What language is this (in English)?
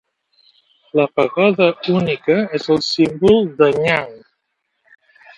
Catalan